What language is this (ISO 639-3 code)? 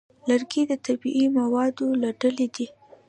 pus